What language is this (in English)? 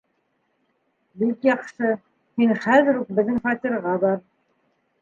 Bashkir